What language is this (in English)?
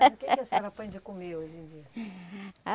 Portuguese